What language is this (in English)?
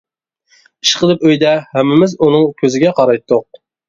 Uyghur